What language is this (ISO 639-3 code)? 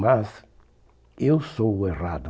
por